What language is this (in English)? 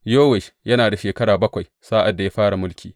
Hausa